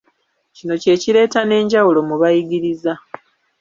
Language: Ganda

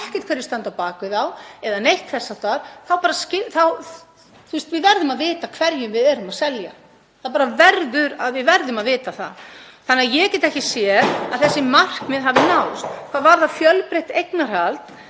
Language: Icelandic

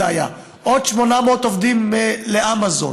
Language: Hebrew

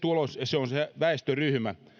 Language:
Finnish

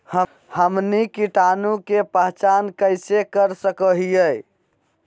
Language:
Magahi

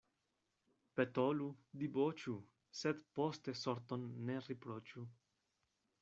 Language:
Esperanto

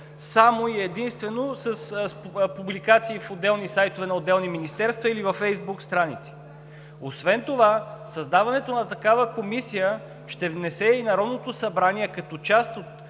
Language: Bulgarian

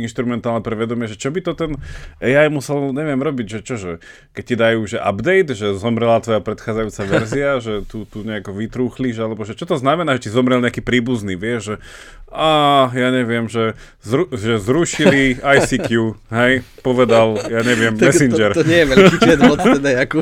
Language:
Slovak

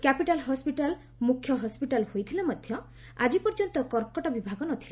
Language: Odia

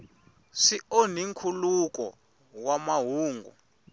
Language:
Tsonga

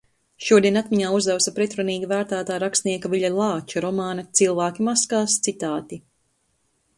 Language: Latvian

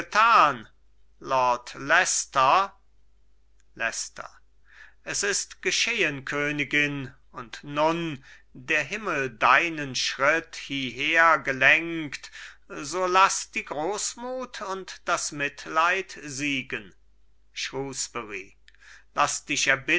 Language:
German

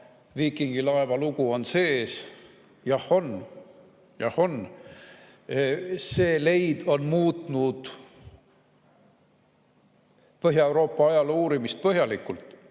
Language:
Estonian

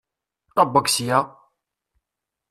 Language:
Kabyle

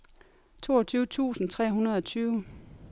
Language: Danish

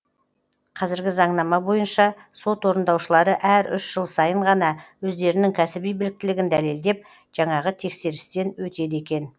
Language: Kazakh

